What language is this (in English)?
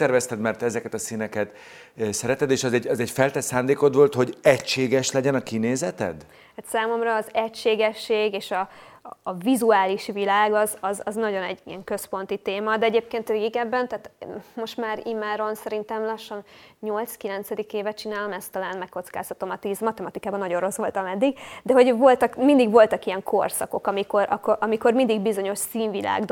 Hungarian